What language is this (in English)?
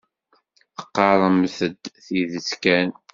Kabyle